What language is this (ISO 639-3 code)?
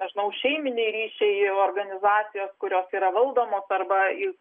lit